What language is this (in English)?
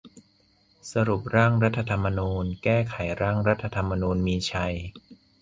Thai